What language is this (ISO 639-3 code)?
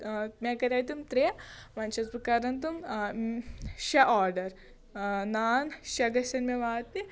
kas